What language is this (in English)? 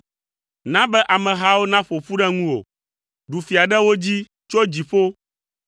Ewe